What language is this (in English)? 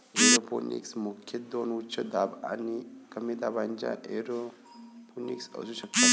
Marathi